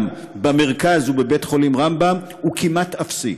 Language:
Hebrew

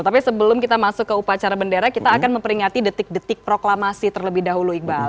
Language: Indonesian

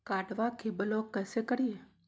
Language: Magahi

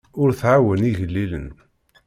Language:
Kabyle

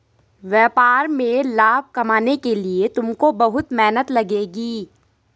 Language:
Hindi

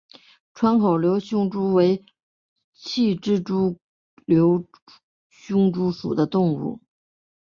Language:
Chinese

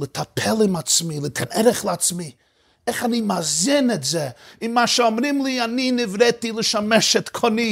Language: Hebrew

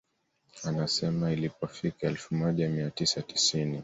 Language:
Swahili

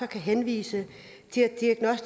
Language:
Danish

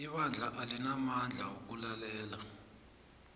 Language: South Ndebele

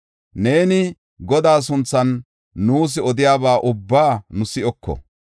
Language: Gofa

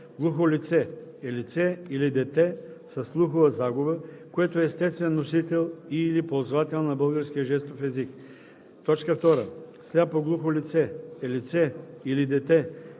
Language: Bulgarian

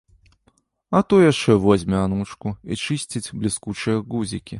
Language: Belarusian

